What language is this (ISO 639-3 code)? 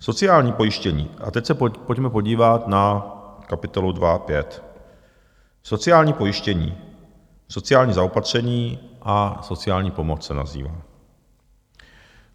ces